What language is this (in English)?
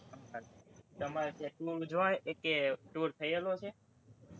Gujarati